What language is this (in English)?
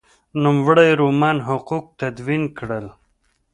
Pashto